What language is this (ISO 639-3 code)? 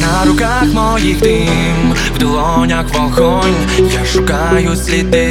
ukr